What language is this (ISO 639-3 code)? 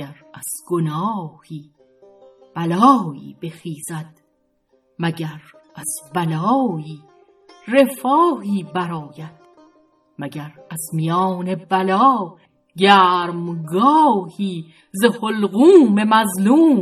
fas